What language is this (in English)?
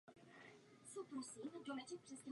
Czech